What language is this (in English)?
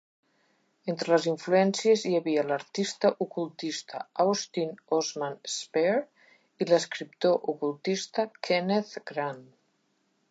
Catalan